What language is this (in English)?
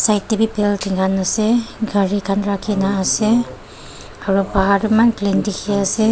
Naga Pidgin